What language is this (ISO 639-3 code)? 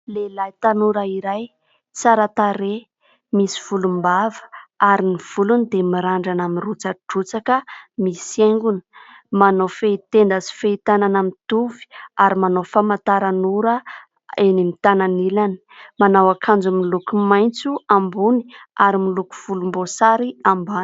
mlg